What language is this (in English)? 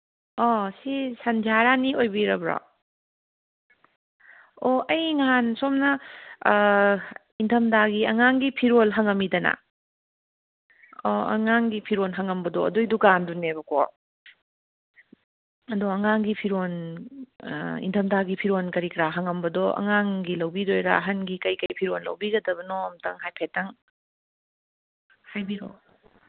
Manipuri